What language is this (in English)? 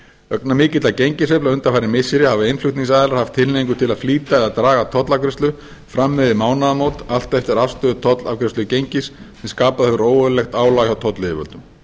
Icelandic